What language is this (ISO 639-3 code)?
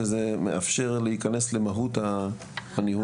heb